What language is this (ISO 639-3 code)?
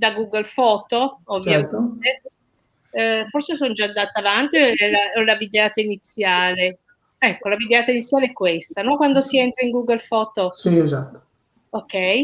ita